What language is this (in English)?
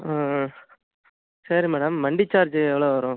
Tamil